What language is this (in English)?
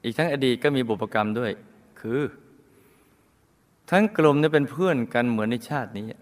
Thai